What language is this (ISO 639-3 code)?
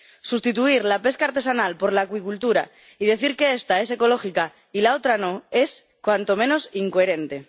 spa